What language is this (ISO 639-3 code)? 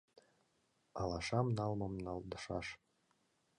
chm